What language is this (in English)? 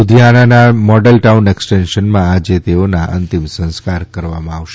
Gujarati